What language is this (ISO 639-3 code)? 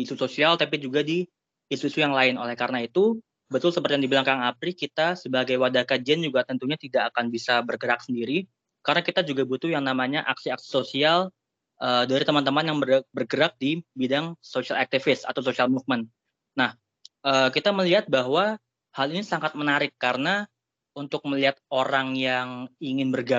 ind